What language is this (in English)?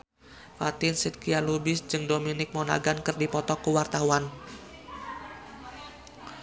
Sundanese